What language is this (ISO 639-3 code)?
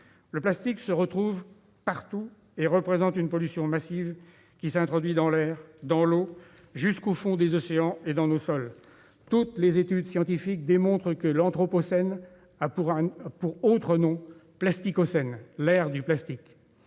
fra